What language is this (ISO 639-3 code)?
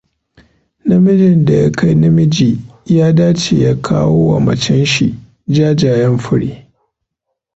hau